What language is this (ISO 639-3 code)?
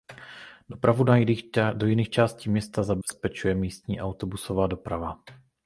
ces